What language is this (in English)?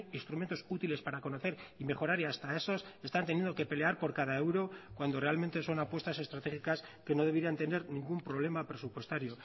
Spanish